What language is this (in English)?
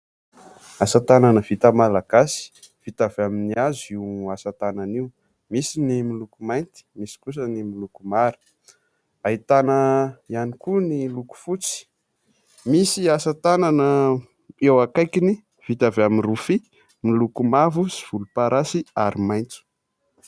Malagasy